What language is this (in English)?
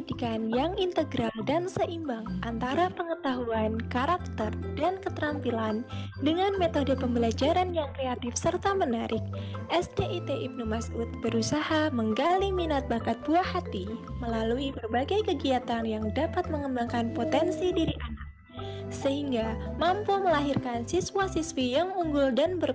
Indonesian